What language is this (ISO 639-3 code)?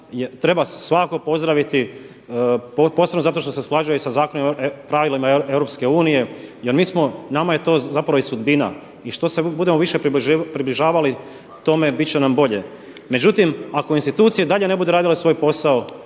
hrv